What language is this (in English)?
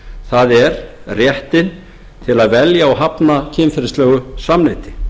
Icelandic